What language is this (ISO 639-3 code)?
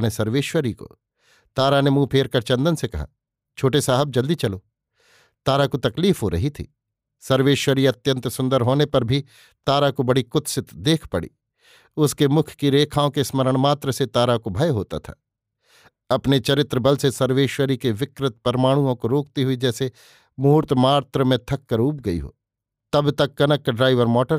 hin